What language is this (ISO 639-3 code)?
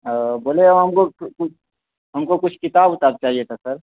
urd